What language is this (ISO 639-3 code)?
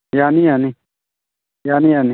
mni